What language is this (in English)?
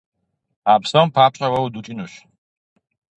Kabardian